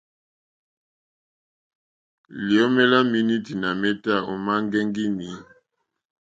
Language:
Mokpwe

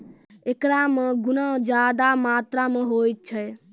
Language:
Maithili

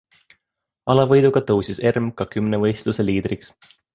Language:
Estonian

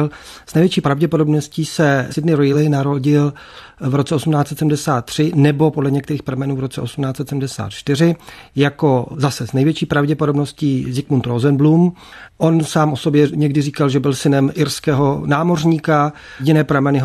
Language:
Czech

